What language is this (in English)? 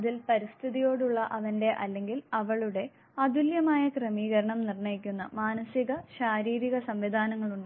Malayalam